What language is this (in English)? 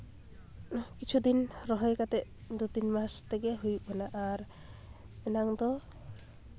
Santali